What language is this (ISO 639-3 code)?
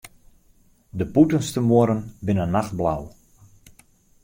fry